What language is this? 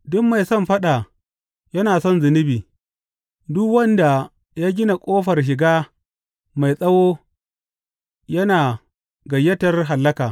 Hausa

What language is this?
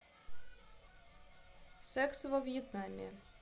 Russian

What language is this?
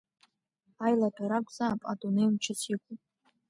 Abkhazian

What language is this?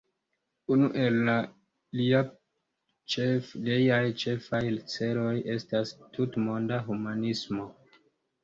Esperanto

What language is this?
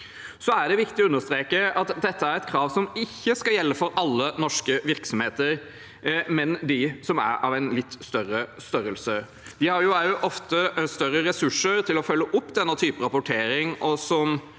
Norwegian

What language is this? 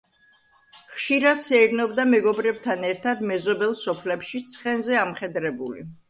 Georgian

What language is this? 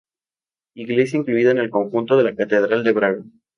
Spanish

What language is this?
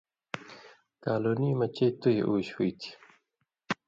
Indus Kohistani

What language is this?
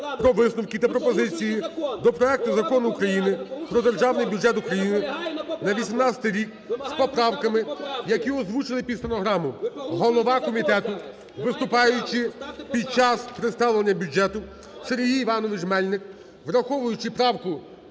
Ukrainian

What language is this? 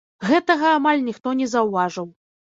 Belarusian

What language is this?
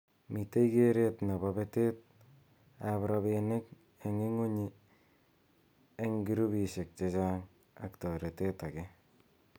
Kalenjin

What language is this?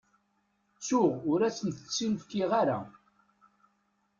Kabyle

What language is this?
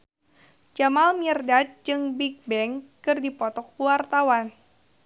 Sundanese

